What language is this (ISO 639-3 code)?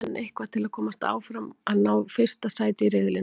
isl